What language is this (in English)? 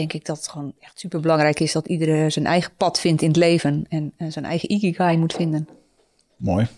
Dutch